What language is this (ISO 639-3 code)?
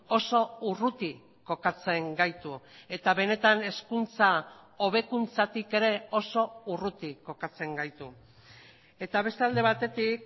eus